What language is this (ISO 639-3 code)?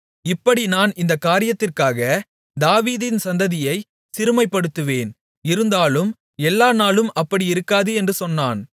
tam